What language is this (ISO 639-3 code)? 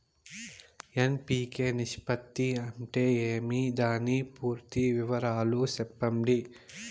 tel